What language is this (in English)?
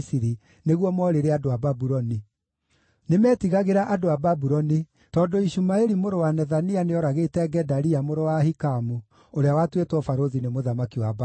Kikuyu